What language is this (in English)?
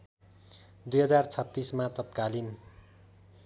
Nepali